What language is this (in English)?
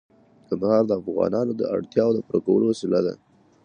Pashto